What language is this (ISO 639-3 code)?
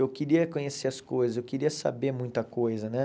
por